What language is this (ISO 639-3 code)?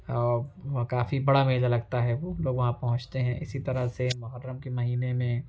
urd